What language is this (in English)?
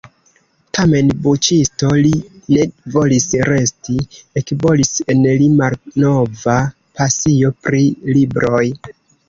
Esperanto